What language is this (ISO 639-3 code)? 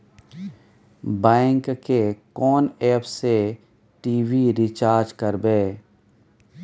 mai